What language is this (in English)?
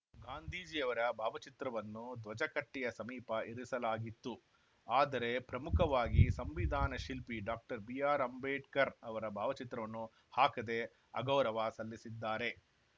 Kannada